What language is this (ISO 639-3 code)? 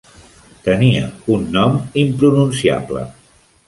cat